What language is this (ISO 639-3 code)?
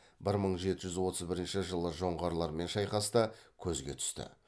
kaz